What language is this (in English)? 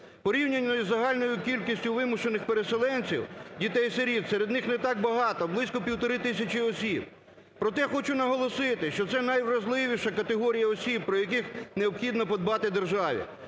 Ukrainian